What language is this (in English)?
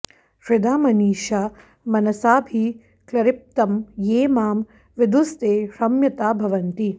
Sanskrit